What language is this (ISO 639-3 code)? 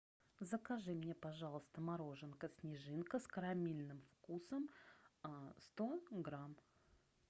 rus